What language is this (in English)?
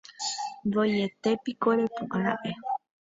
Guarani